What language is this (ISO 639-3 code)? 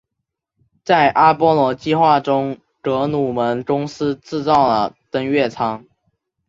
zho